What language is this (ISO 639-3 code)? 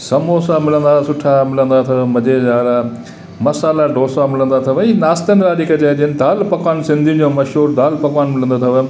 snd